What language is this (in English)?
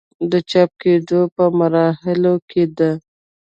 Pashto